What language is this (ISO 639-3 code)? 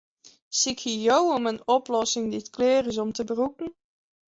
fry